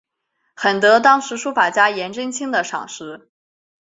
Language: Chinese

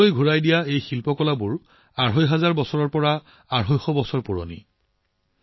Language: Assamese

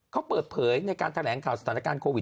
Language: Thai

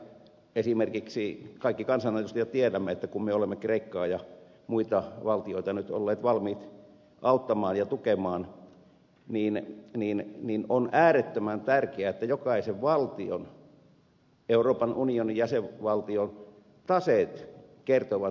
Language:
Finnish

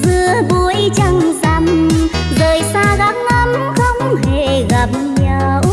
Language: Vietnamese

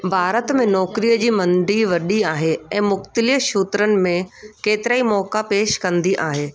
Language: Sindhi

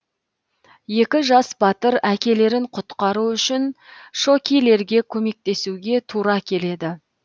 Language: Kazakh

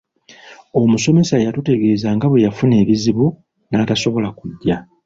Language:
Ganda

